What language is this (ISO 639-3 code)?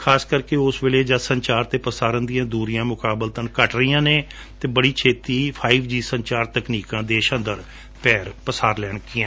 pan